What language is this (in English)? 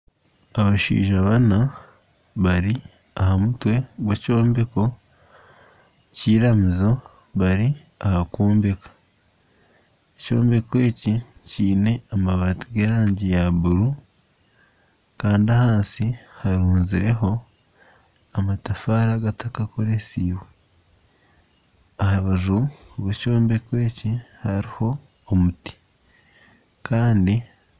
Nyankole